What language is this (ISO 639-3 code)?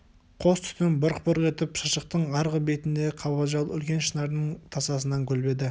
kaz